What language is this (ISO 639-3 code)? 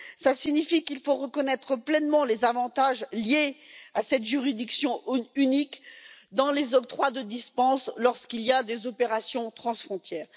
fra